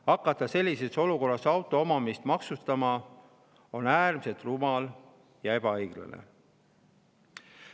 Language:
Estonian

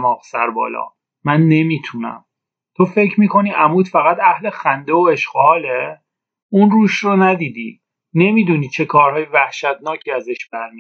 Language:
Persian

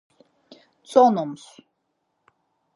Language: Laz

